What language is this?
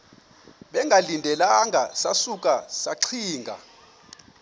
Xhosa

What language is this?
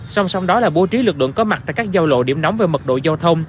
Vietnamese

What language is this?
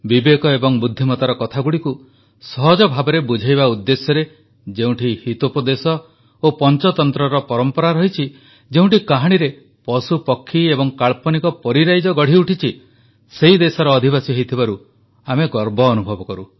Odia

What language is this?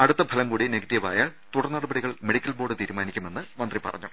Malayalam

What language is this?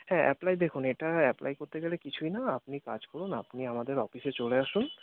Bangla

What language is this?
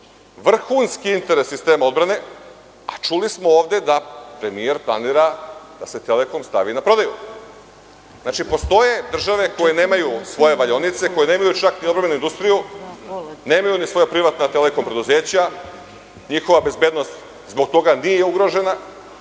Serbian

